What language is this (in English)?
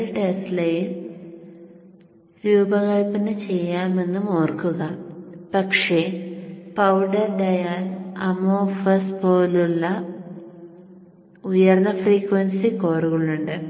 Malayalam